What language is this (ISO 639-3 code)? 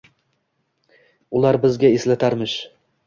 uzb